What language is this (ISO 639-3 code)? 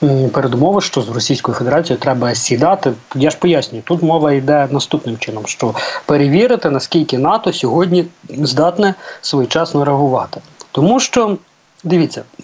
ukr